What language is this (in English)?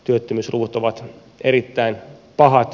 Finnish